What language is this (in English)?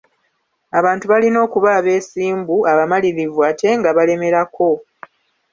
Ganda